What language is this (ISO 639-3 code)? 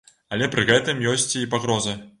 bel